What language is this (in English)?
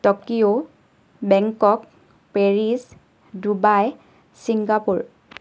Assamese